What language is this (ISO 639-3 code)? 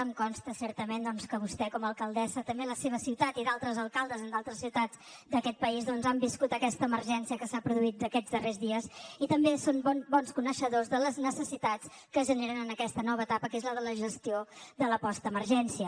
cat